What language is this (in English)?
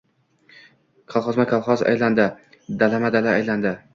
Uzbek